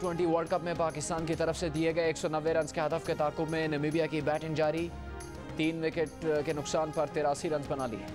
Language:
Hindi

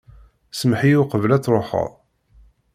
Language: Kabyle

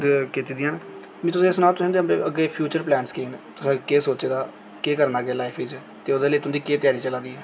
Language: Dogri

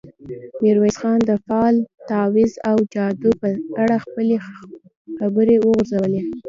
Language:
Pashto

